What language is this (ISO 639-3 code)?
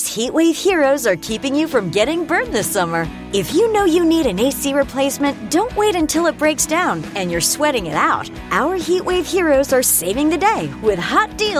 eng